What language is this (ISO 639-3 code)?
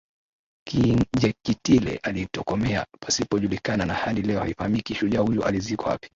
swa